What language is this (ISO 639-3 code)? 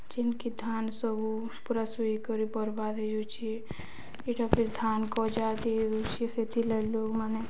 ori